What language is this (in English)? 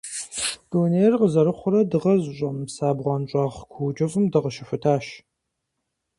Kabardian